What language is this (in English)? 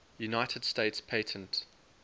English